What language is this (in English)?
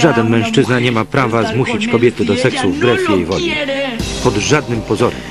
Polish